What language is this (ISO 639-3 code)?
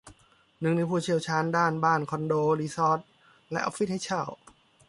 tha